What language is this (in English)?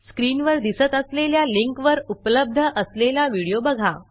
Marathi